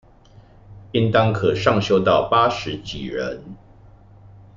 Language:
Chinese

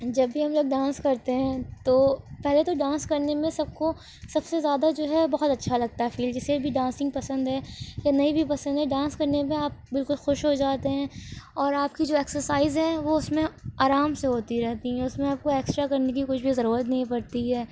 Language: Urdu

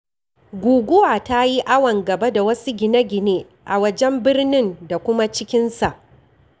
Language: Hausa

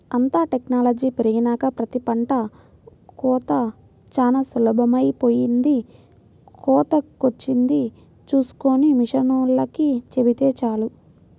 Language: Telugu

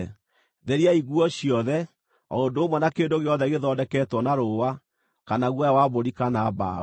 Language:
Kikuyu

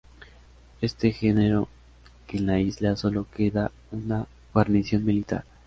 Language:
Spanish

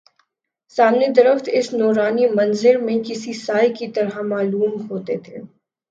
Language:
Urdu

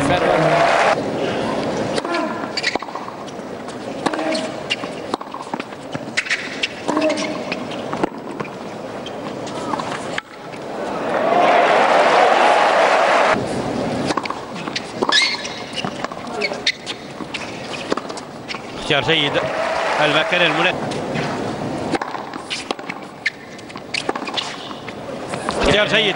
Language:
Arabic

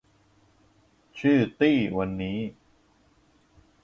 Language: Thai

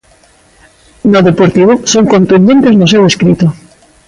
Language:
Galician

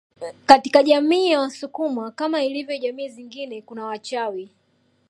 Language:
Swahili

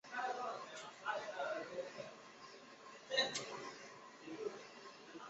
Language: Chinese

